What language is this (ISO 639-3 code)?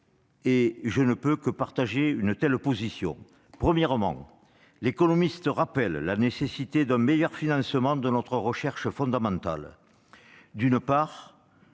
fra